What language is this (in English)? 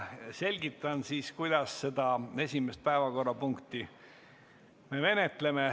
Estonian